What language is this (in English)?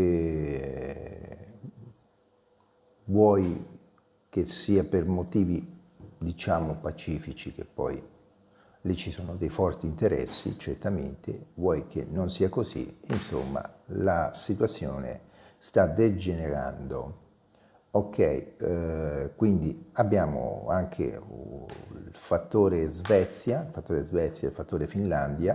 Italian